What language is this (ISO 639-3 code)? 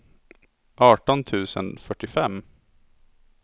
swe